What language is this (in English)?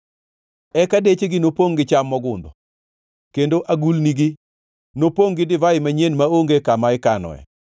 Luo (Kenya and Tanzania)